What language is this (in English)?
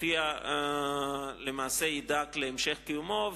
Hebrew